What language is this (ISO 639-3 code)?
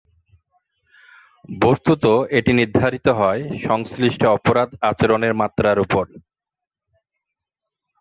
ben